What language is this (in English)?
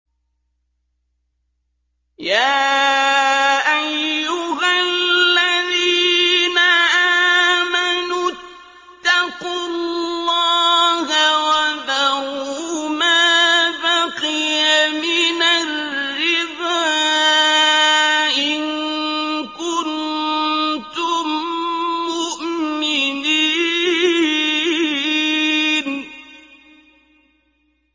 Arabic